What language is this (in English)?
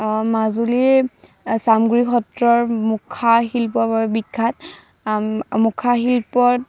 Assamese